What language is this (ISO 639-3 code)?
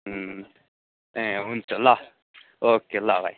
nep